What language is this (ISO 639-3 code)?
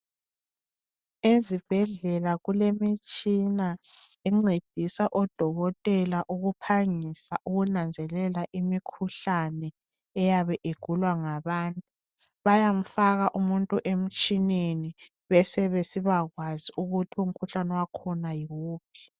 nde